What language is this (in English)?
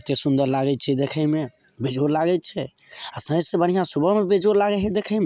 Maithili